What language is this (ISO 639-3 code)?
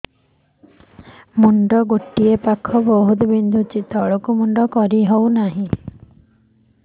ori